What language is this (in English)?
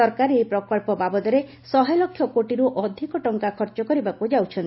Odia